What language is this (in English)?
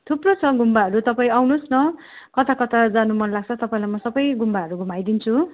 Nepali